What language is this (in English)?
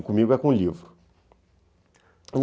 Portuguese